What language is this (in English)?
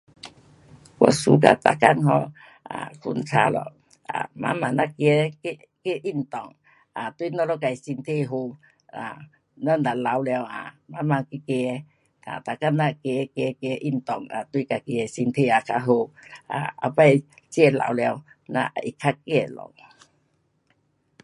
Pu-Xian Chinese